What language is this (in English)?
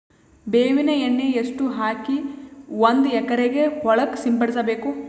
Kannada